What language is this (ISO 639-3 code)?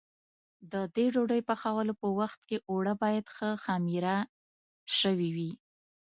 pus